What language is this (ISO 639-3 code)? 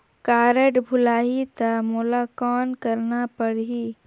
hne